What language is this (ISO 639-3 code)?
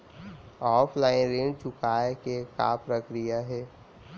hne